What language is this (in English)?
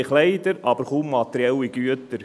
Swiss German